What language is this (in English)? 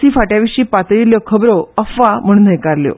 Konkani